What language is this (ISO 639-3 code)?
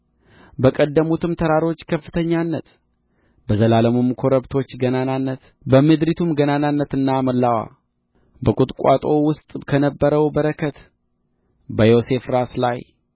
amh